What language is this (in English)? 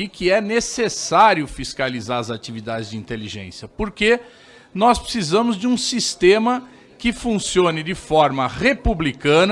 Portuguese